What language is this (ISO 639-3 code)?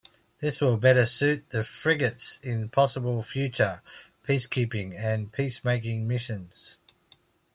eng